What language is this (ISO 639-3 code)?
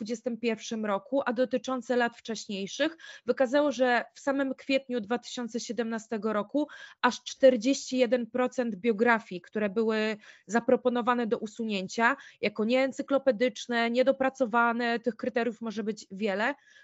pol